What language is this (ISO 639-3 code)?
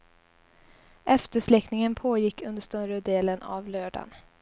swe